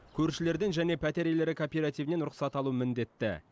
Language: Kazakh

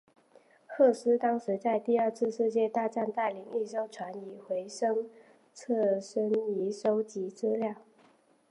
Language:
Chinese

